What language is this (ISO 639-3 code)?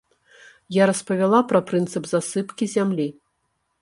bel